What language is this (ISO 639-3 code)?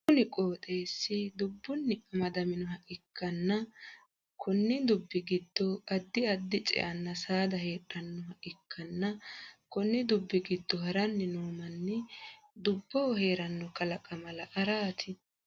sid